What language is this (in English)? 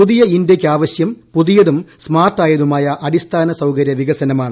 Malayalam